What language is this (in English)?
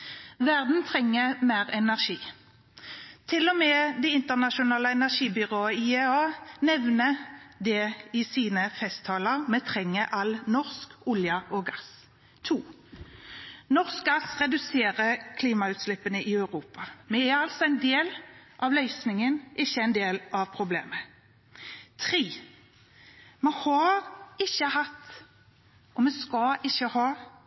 Norwegian Bokmål